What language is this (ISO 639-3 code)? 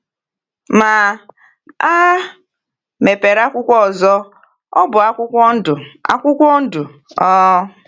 ibo